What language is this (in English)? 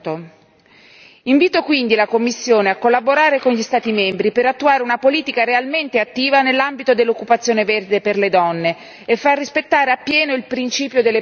Italian